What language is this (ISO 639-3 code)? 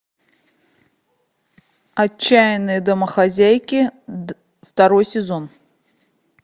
rus